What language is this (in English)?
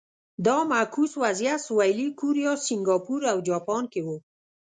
Pashto